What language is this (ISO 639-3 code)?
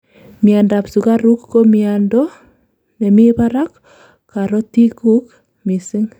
kln